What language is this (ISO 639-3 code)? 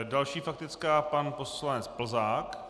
ces